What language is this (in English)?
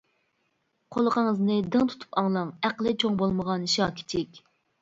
Uyghur